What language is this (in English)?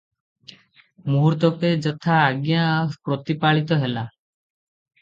Odia